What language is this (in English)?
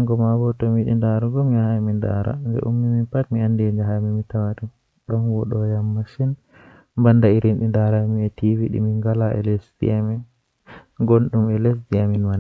Western Niger Fulfulde